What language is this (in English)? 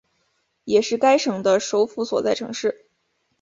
Chinese